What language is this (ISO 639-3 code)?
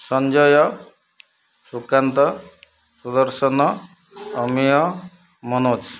ori